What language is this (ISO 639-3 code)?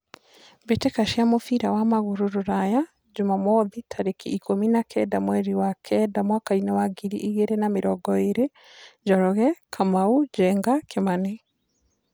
kik